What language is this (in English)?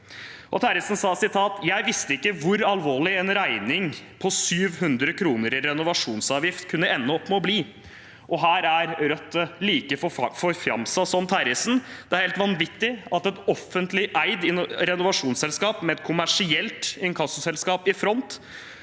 Norwegian